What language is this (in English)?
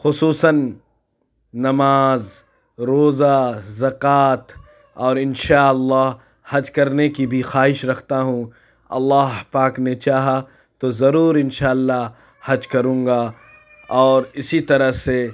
Urdu